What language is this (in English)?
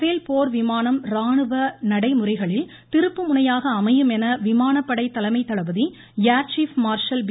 Tamil